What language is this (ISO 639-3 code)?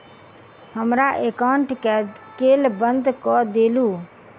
mai